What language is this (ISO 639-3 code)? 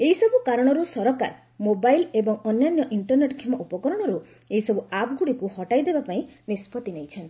ori